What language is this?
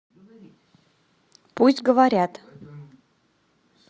Russian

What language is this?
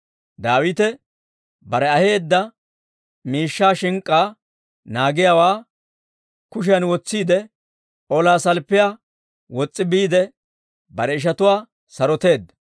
Dawro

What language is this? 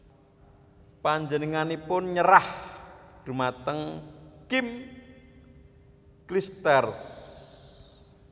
Javanese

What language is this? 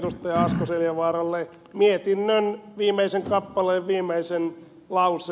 Finnish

